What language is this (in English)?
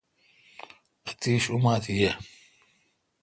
Kalkoti